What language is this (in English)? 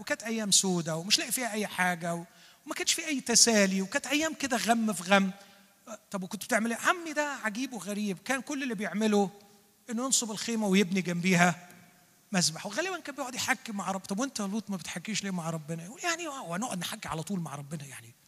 Arabic